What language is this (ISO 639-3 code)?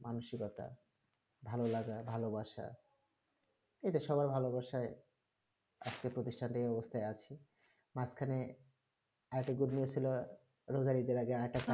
ben